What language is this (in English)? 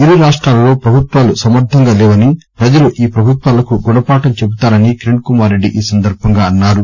Telugu